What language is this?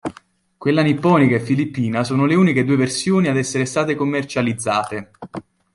Italian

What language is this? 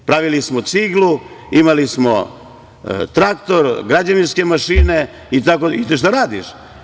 Serbian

